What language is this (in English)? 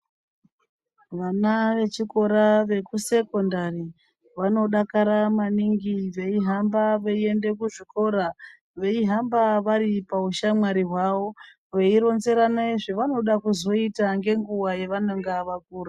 Ndau